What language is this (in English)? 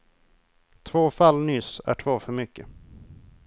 Swedish